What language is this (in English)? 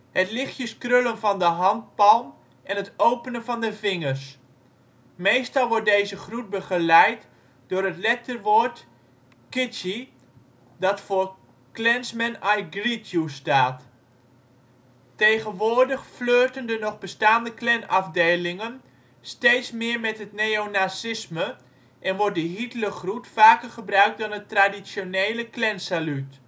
Dutch